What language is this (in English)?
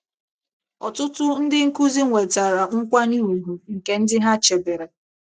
Igbo